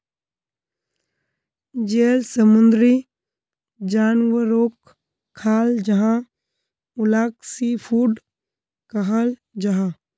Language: Magahi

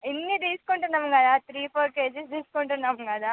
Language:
Telugu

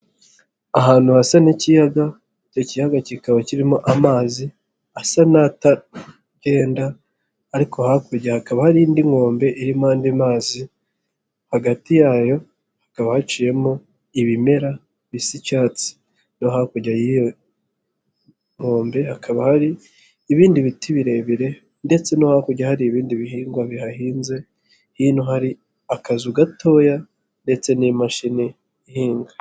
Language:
Kinyarwanda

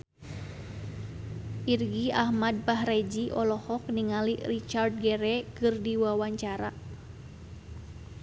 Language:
Sundanese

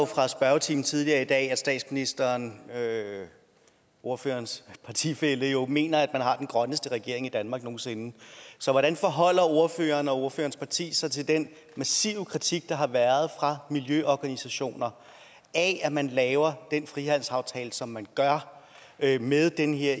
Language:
Danish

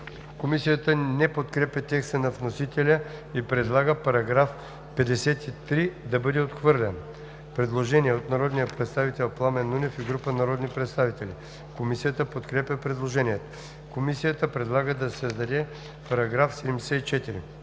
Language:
Bulgarian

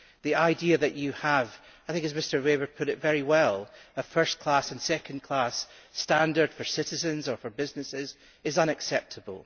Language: English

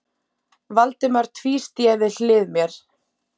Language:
Icelandic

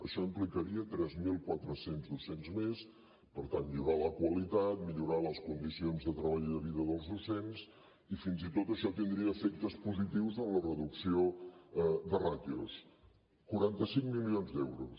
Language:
Catalan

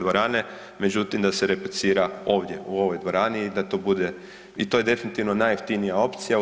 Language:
Croatian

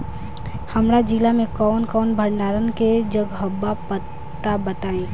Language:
Bhojpuri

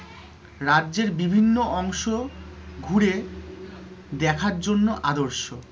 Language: Bangla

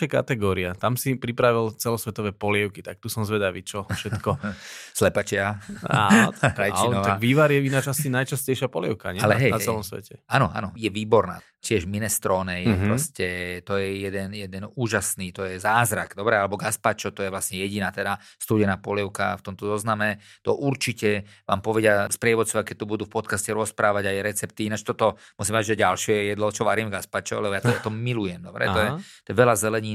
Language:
Slovak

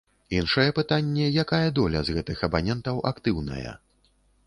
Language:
Belarusian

